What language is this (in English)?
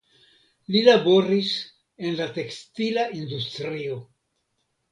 Esperanto